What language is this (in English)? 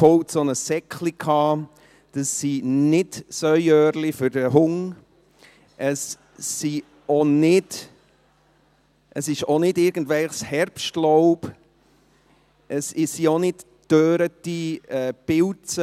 Swiss German